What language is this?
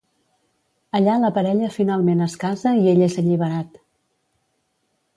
Catalan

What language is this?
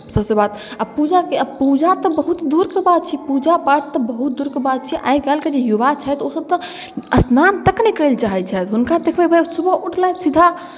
Maithili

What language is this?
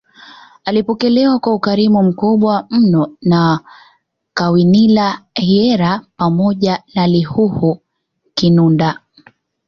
Swahili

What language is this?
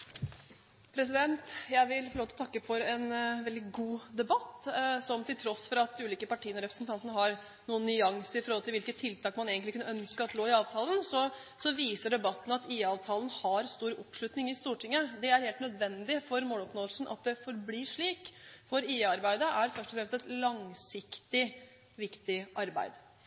Norwegian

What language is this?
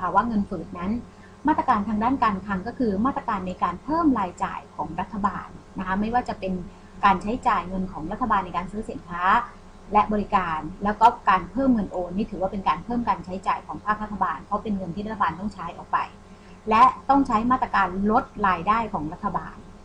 Thai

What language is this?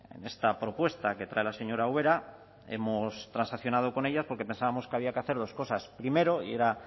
Spanish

